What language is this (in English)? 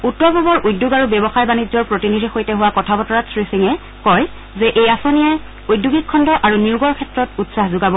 Assamese